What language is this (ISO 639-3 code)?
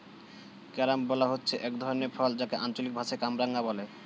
ben